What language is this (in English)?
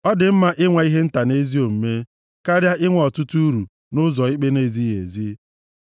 Igbo